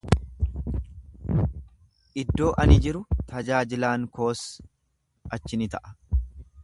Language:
Oromo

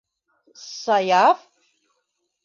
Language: Bashkir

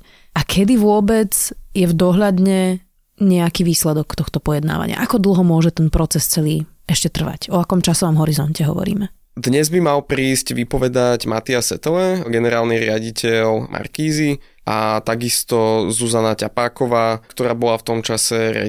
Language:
Slovak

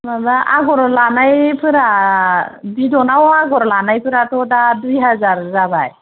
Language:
Bodo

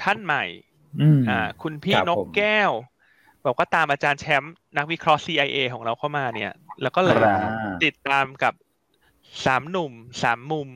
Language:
Thai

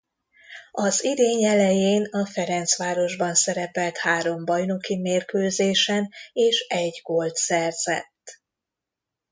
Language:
Hungarian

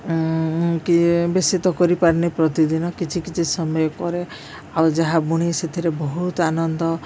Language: Odia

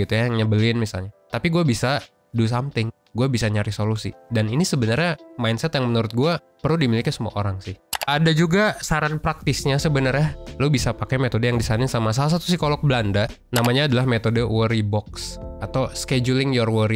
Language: Indonesian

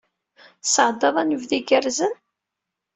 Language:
Kabyle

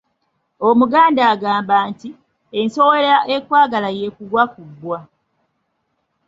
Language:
Ganda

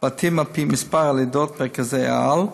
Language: Hebrew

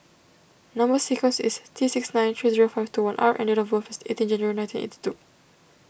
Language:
English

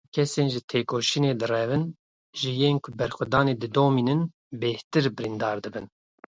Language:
Kurdish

